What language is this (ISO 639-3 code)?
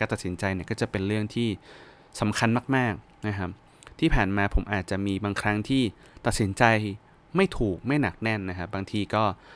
tha